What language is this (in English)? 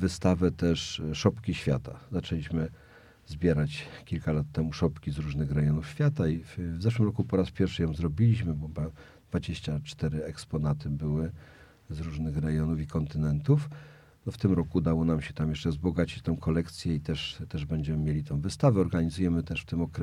Polish